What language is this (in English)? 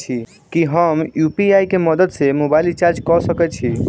Maithili